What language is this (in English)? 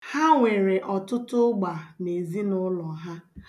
Igbo